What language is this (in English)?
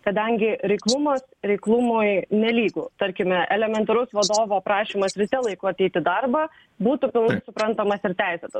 Lithuanian